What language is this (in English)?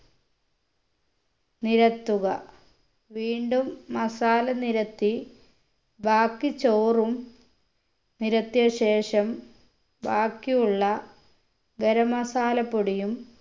Malayalam